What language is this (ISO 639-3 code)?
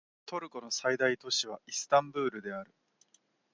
jpn